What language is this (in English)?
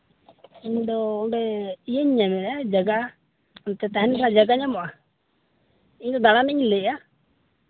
Santali